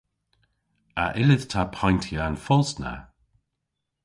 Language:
Cornish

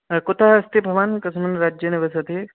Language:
Sanskrit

